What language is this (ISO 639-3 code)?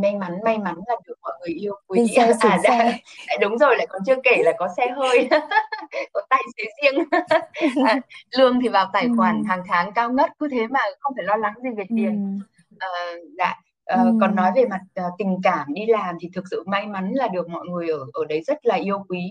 vie